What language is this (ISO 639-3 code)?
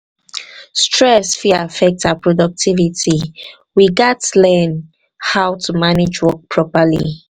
pcm